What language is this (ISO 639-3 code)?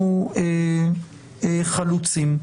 heb